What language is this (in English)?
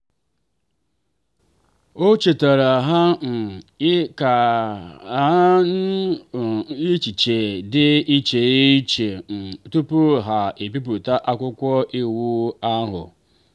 Igbo